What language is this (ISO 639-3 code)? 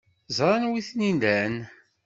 kab